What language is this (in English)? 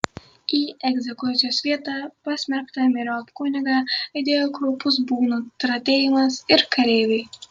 Lithuanian